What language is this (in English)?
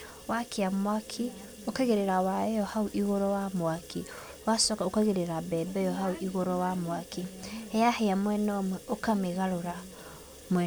Kikuyu